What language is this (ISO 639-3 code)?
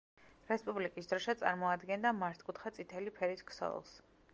kat